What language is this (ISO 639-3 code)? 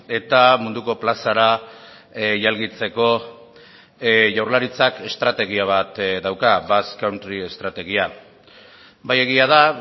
eus